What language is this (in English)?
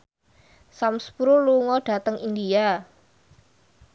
Javanese